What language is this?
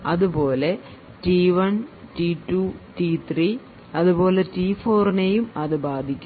Malayalam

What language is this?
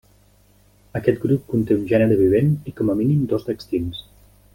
Catalan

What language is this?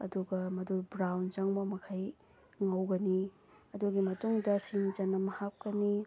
Manipuri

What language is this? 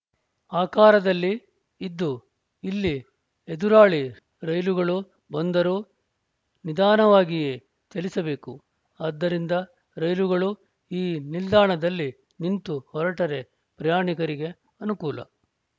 Kannada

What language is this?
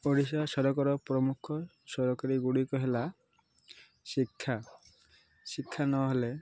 Odia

